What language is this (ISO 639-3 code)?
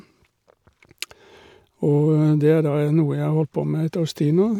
nor